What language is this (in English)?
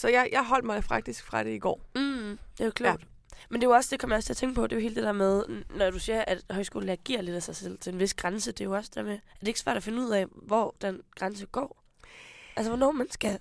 Danish